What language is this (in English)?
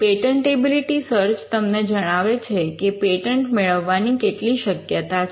Gujarati